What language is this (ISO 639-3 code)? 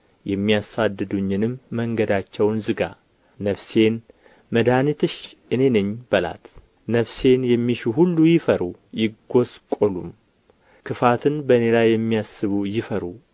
amh